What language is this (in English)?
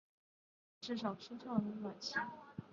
Chinese